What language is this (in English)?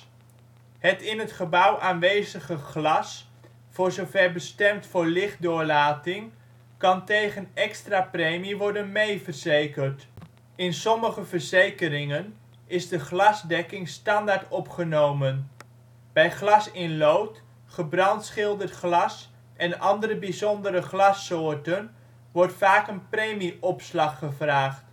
Dutch